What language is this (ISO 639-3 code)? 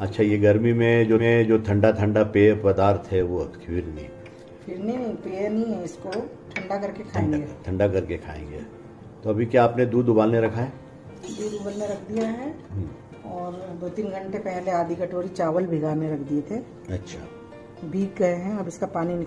hin